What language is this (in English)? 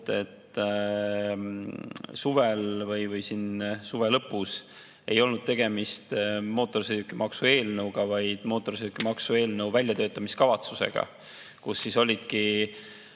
Estonian